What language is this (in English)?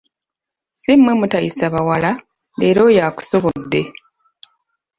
Ganda